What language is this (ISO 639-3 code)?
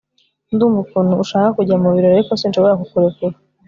kin